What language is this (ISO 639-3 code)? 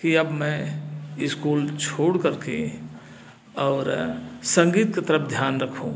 hin